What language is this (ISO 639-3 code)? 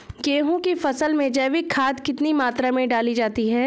hin